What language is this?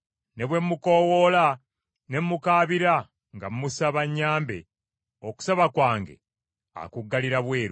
Ganda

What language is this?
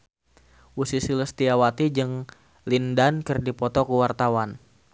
Sundanese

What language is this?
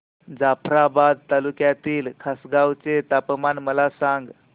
Marathi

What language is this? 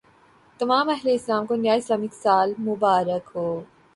Urdu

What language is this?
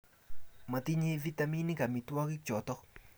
Kalenjin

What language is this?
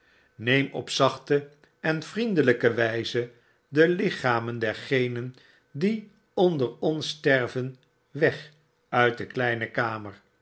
Dutch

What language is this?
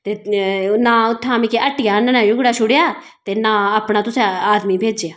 Dogri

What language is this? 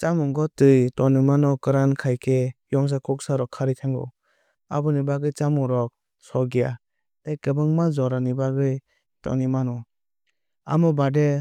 Kok Borok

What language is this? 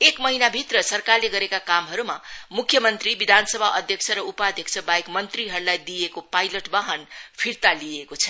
Nepali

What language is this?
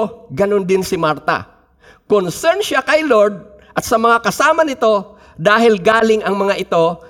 Filipino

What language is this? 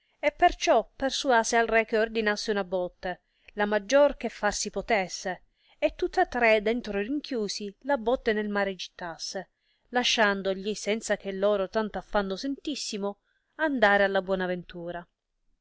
Italian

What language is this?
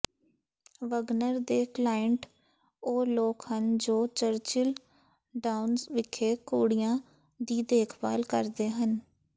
Punjabi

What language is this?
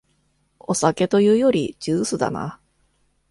Japanese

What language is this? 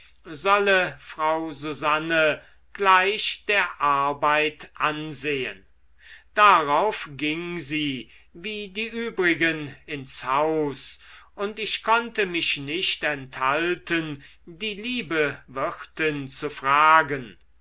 German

